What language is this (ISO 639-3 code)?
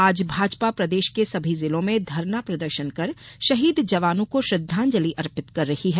hin